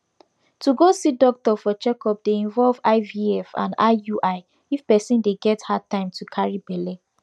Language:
Nigerian Pidgin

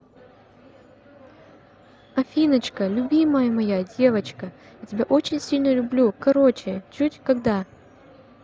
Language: Russian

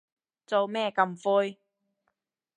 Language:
Cantonese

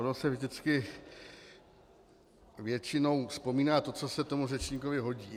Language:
Czech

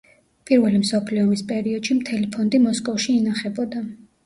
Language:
Georgian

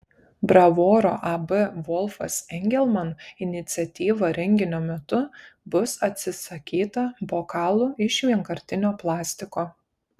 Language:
Lithuanian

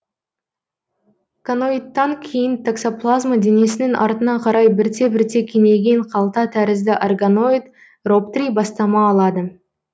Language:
Kazakh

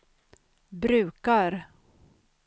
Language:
Swedish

